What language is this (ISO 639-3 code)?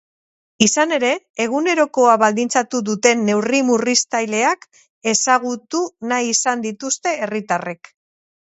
eus